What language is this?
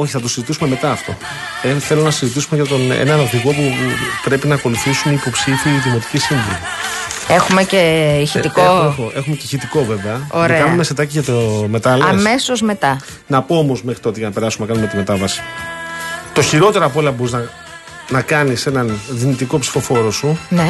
Greek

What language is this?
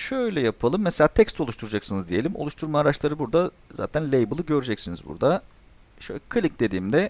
Turkish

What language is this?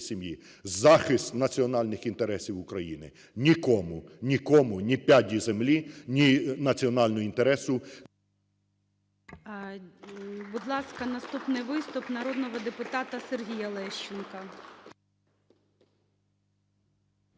Ukrainian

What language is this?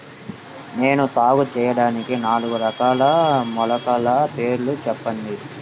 Telugu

